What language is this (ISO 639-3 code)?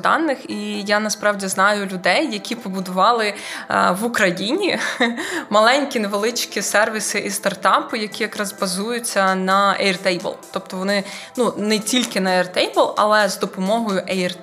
ukr